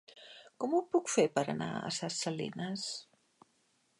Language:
Catalan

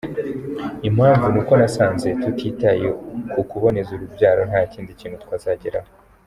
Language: Kinyarwanda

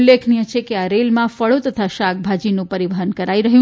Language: Gujarati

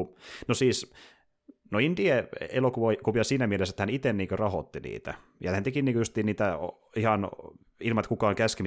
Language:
Finnish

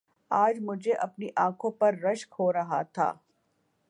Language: Urdu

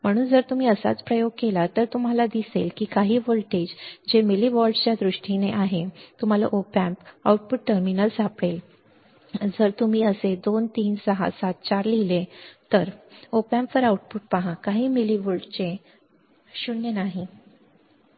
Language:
Marathi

